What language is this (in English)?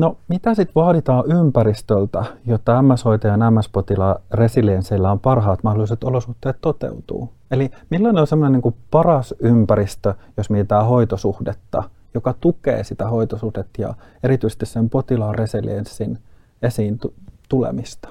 Finnish